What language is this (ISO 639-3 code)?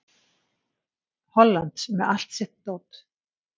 isl